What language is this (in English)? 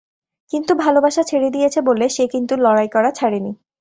Bangla